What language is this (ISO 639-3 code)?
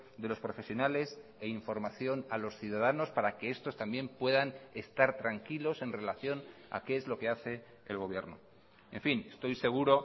spa